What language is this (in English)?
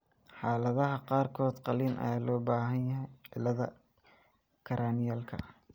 Somali